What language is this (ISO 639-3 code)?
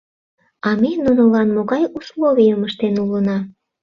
chm